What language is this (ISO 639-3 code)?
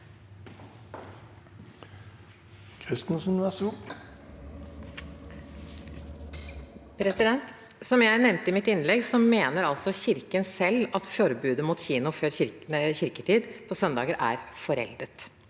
nor